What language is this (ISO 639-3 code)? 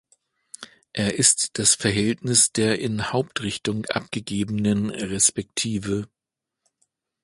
deu